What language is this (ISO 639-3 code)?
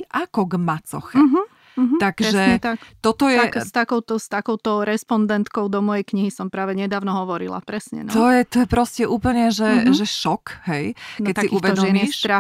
slk